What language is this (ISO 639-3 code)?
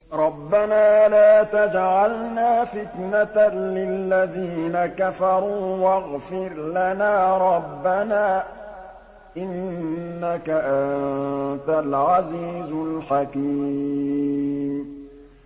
ara